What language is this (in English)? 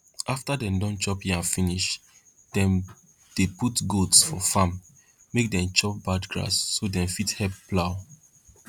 Nigerian Pidgin